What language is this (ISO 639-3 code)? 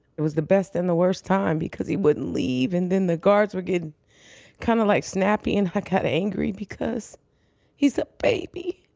eng